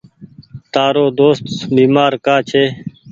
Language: Goaria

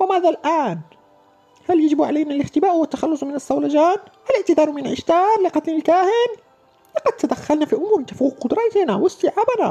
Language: Arabic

